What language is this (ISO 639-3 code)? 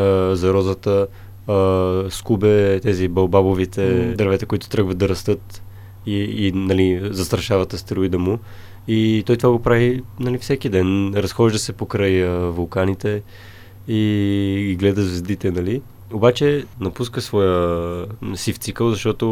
bul